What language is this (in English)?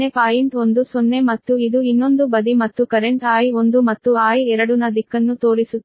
Kannada